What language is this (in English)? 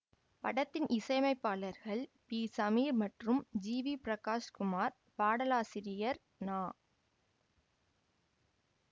Tamil